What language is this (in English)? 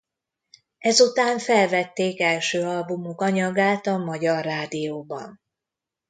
Hungarian